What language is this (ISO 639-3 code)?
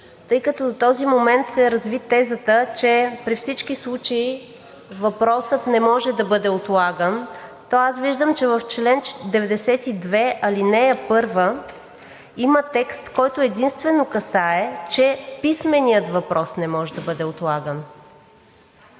bul